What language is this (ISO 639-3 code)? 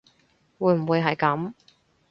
yue